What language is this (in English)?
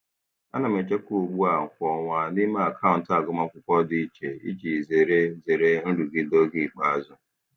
Igbo